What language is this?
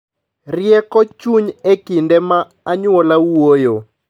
Luo (Kenya and Tanzania)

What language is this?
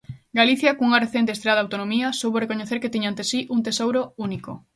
Galician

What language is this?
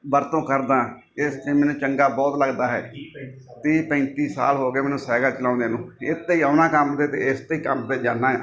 Punjabi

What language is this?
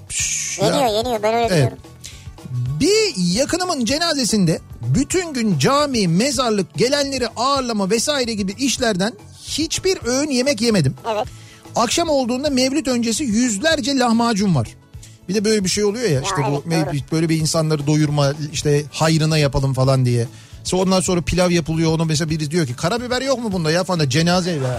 Turkish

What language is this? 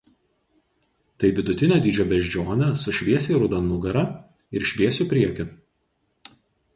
Lithuanian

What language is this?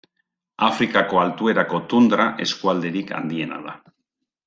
Basque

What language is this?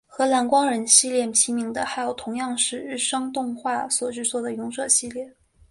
Chinese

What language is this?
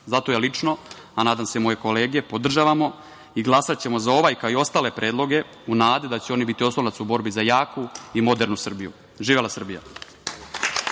Serbian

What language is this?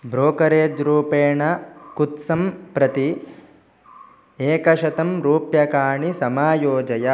Sanskrit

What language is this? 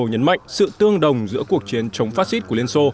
Vietnamese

